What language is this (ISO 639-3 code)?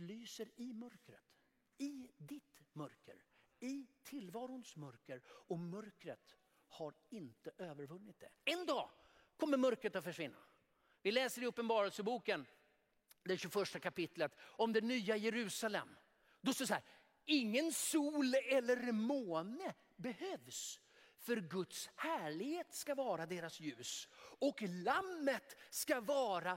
swe